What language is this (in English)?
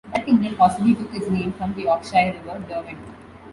English